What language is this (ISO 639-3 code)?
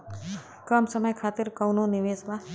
bho